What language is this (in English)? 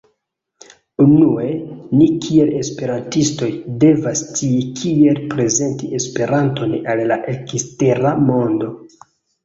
Esperanto